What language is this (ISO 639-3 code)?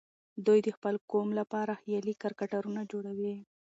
pus